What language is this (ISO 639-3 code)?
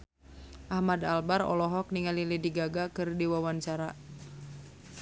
sun